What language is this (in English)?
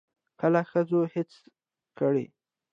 Pashto